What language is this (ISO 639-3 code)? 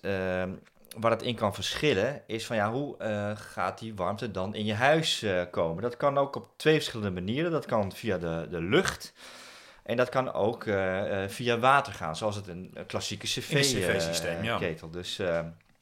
nld